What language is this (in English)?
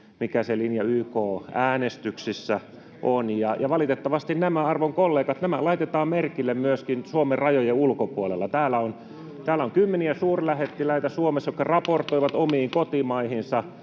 Finnish